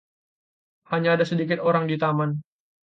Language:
Indonesian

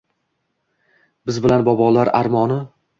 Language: Uzbek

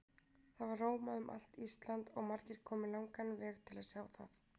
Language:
Icelandic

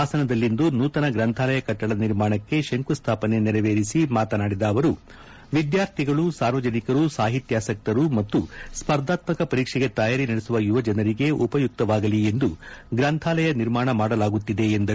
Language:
Kannada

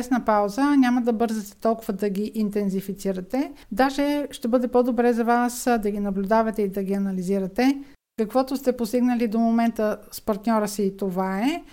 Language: Bulgarian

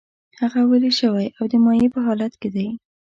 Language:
Pashto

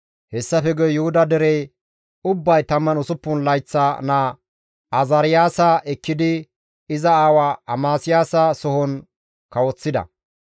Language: Gamo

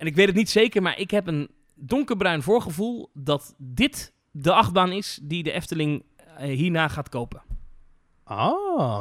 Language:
Dutch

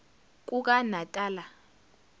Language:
Zulu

